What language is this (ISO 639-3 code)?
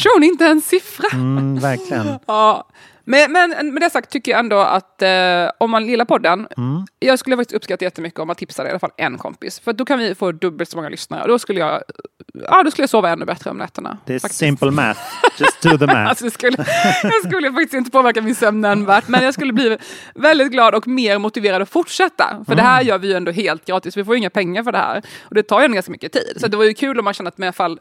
swe